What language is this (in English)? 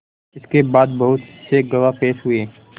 Hindi